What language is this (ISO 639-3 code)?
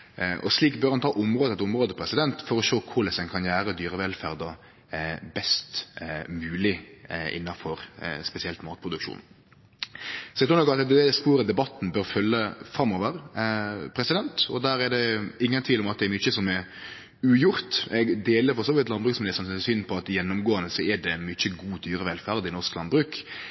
nno